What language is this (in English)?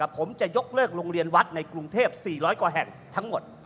Thai